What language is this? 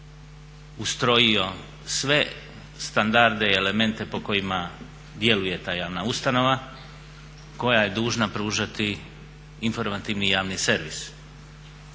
Croatian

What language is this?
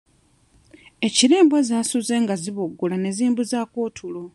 Ganda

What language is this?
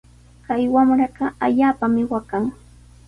Sihuas Ancash Quechua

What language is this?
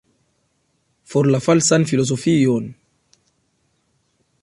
Esperanto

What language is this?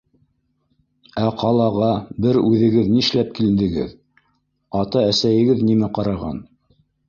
Bashkir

